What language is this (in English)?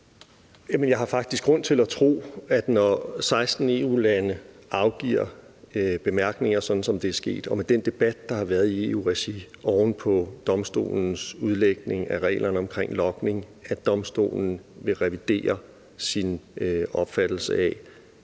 Danish